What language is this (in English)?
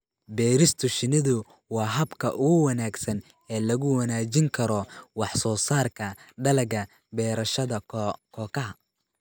Somali